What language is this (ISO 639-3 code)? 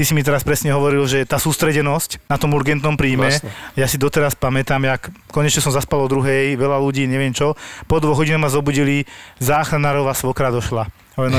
slk